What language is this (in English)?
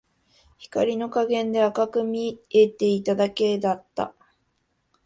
Japanese